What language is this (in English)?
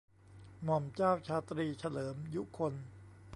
Thai